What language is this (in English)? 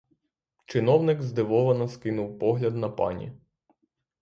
Ukrainian